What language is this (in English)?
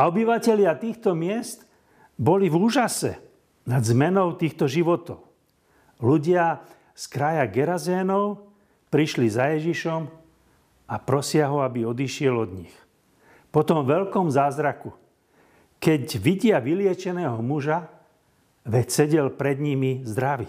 Slovak